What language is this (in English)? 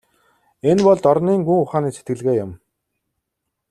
Mongolian